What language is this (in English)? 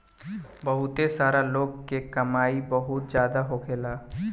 Bhojpuri